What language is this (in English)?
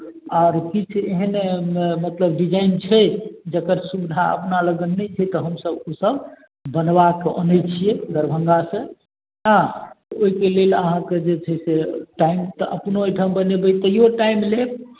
Maithili